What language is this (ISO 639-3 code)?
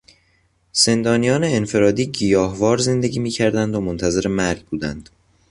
fas